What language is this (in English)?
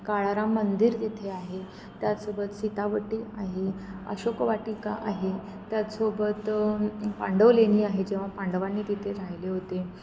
Marathi